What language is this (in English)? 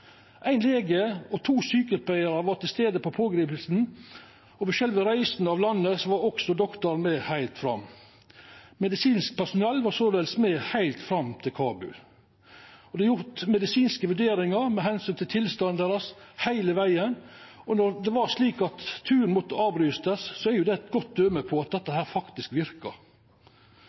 Norwegian Nynorsk